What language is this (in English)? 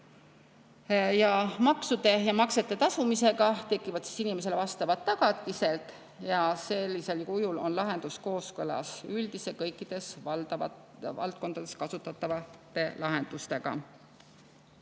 Estonian